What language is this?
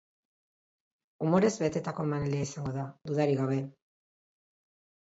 Basque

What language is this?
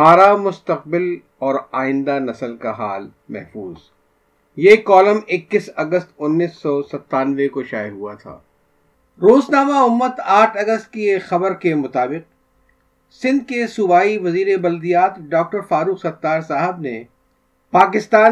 Urdu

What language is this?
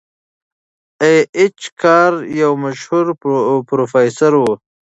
Pashto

